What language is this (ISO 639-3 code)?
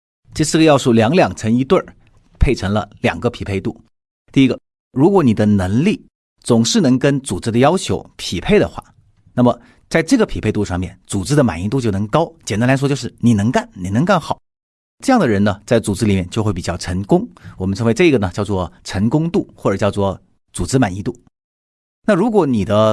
zho